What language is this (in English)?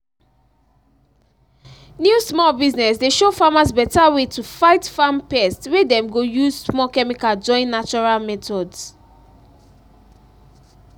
Nigerian Pidgin